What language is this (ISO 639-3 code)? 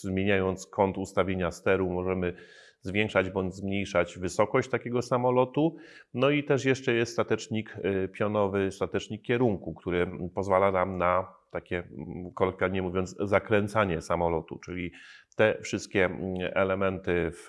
pol